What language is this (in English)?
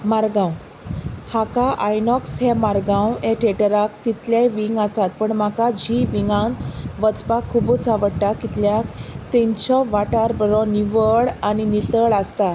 Konkani